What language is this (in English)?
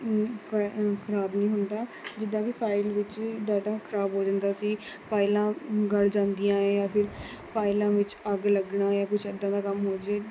Punjabi